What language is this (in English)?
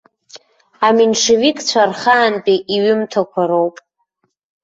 Abkhazian